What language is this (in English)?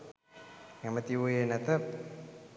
Sinhala